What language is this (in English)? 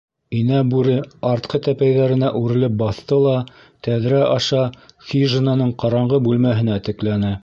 Bashkir